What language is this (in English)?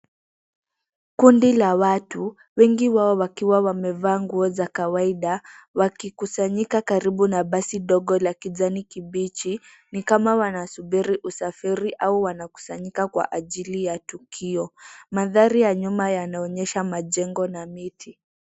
Swahili